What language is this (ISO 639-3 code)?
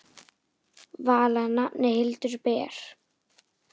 isl